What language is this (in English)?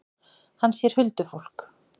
Icelandic